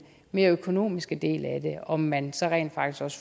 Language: Danish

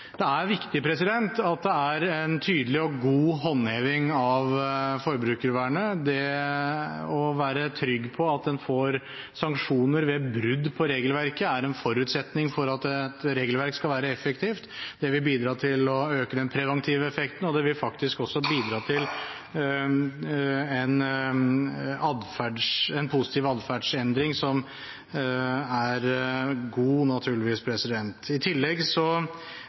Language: Norwegian Bokmål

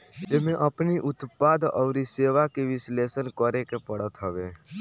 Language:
Bhojpuri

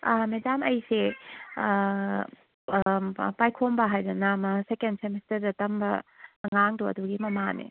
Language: Manipuri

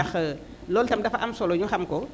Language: Wolof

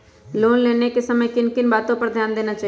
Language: Magahi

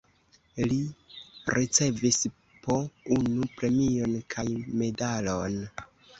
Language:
Esperanto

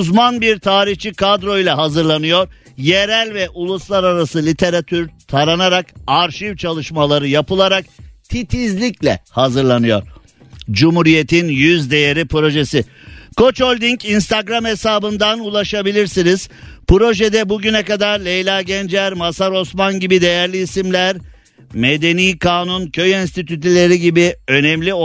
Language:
Turkish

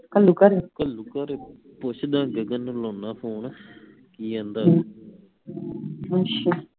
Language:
Punjabi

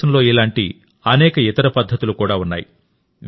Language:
Telugu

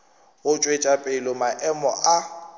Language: Northern Sotho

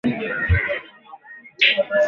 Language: Swahili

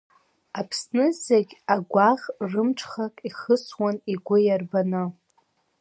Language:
Abkhazian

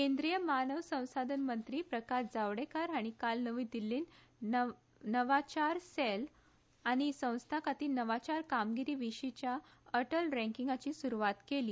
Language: Konkani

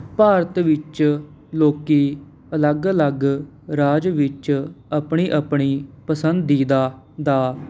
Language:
Punjabi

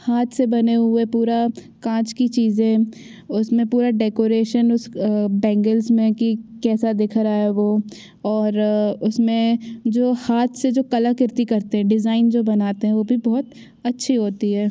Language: Hindi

